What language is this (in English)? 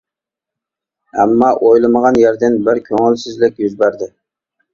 Uyghur